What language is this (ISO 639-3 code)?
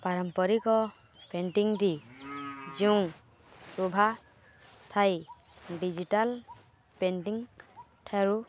ori